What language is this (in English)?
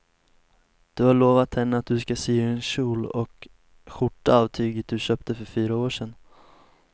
Swedish